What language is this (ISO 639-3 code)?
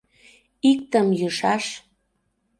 chm